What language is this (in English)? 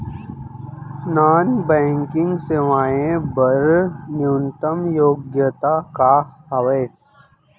Chhattisgarhi